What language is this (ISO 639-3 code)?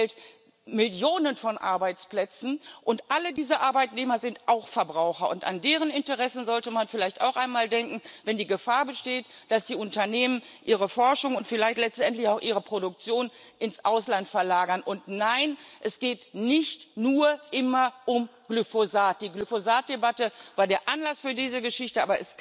deu